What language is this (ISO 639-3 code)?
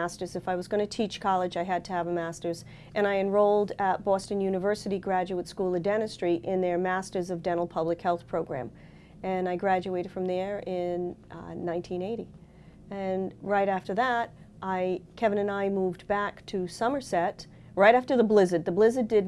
eng